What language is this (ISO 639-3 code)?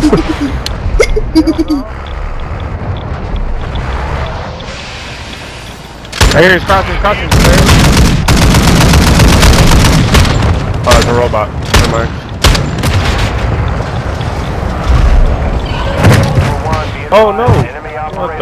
eng